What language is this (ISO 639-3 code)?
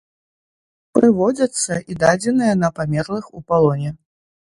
bel